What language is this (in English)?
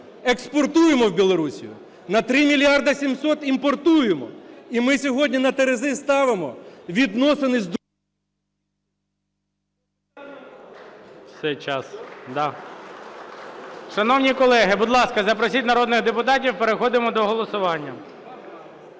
Ukrainian